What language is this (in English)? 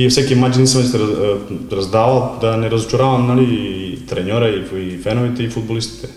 Bulgarian